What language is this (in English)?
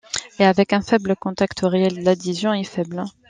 French